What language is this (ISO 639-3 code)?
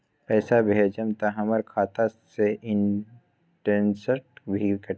mag